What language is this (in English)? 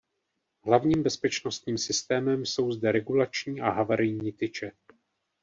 Czech